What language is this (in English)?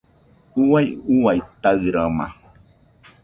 Nüpode Huitoto